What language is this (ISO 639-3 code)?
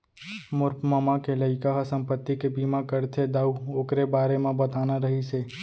hne